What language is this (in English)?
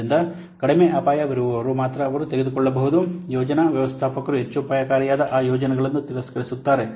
Kannada